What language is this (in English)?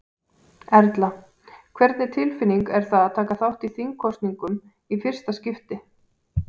Icelandic